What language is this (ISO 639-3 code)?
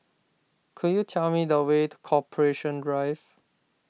eng